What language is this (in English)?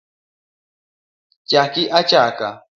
Luo (Kenya and Tanzania)